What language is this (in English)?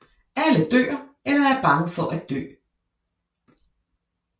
Danish